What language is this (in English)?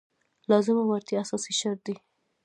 Pashto